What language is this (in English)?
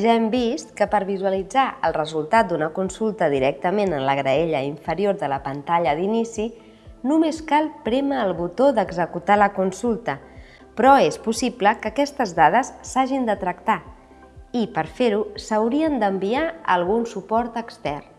Catalan